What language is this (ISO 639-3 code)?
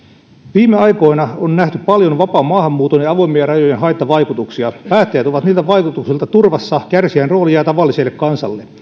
fin